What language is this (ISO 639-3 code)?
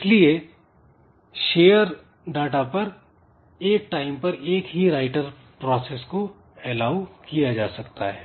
hin